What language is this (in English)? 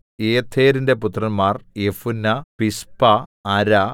Malayalam